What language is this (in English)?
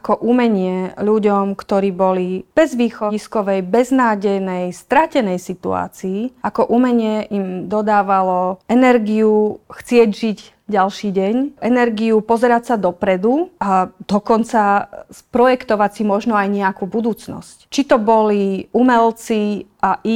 Slovak